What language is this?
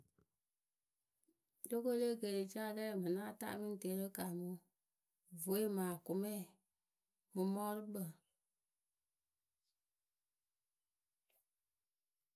Akebu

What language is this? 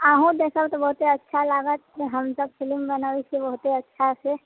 Maithili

